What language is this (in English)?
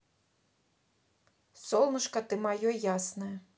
Russian